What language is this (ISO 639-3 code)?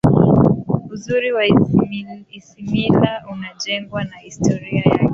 swa